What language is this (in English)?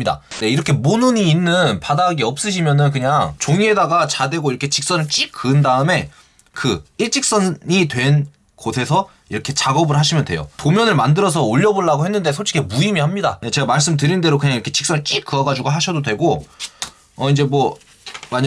Korean